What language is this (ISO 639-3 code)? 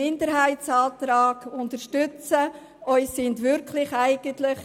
gsw